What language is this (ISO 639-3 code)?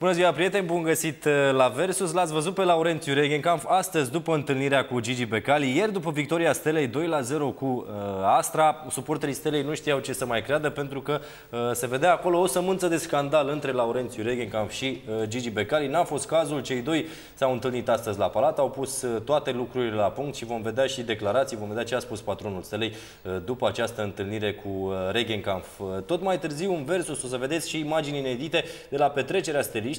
ron